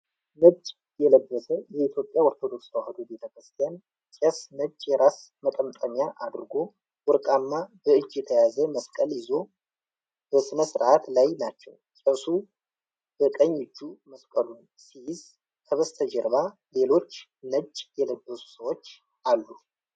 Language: Amharic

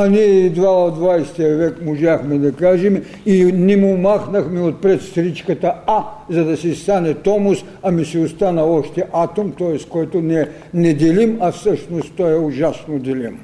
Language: Bulgarian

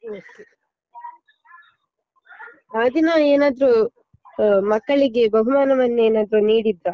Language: Kannada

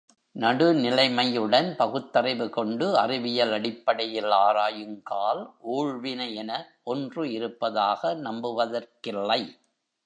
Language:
Tamil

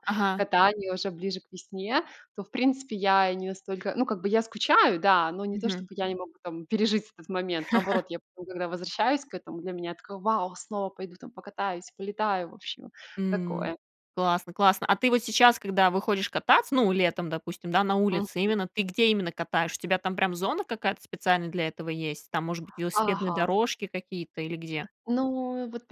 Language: Russian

